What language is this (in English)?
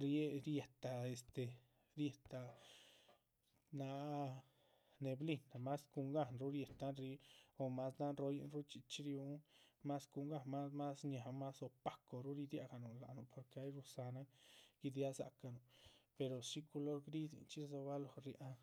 Chichicapan Zapotec